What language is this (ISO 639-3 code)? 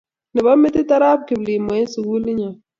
kln